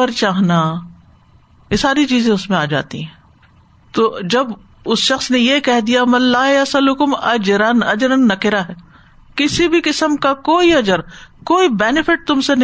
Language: Urdu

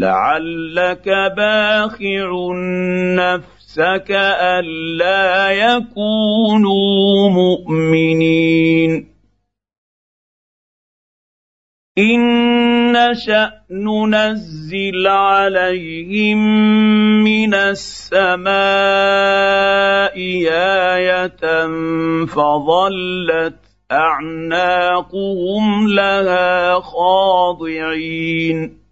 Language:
Arabic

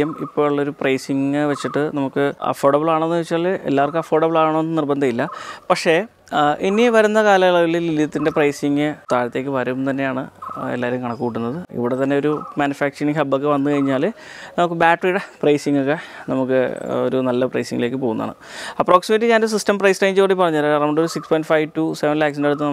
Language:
Malayalam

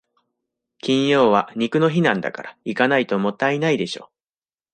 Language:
Japanese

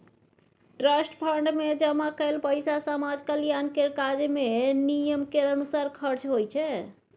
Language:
Maithili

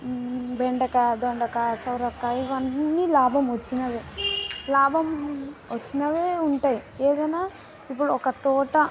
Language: Telugu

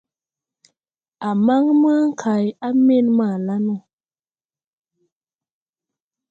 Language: Tupuri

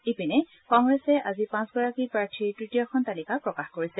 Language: Assamese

